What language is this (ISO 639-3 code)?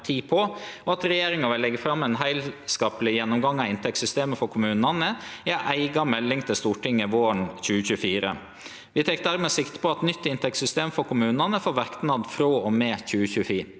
nor